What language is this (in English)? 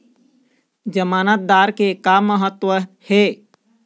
Chhattisgarhi